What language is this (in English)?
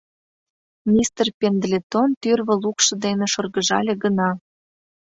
Mari